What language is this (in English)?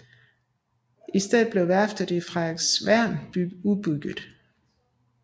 Danish